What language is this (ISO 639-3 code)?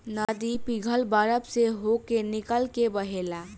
bho